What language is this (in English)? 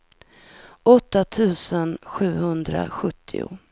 Swedish